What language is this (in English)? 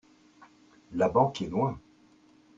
French